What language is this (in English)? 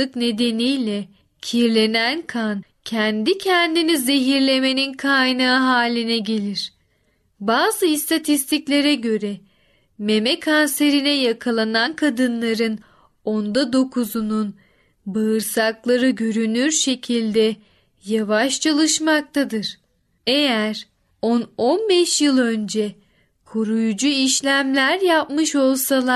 Turkish